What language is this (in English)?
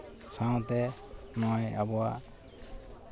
Santali